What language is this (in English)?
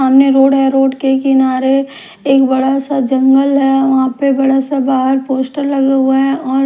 Hindi